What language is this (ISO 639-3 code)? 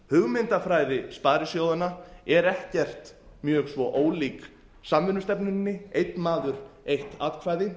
isl